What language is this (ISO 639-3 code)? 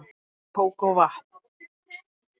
isl